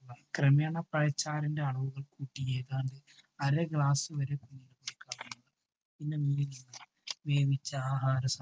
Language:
Malayalam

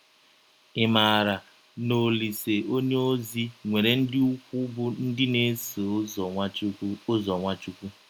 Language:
Igbo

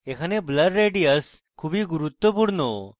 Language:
Bangla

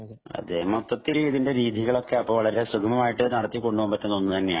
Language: Malayalam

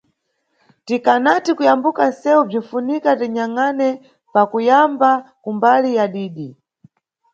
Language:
Nyungwe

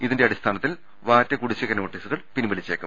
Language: Malayalam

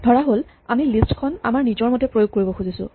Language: Assamese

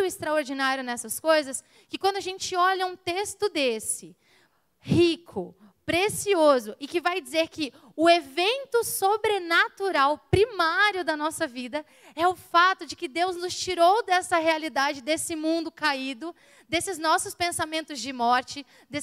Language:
Portuguese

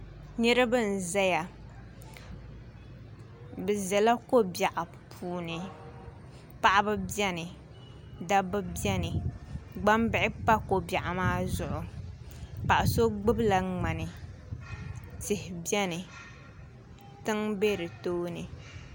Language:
Dagbani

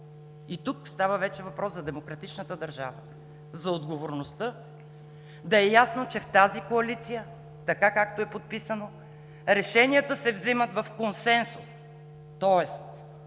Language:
Bulgarian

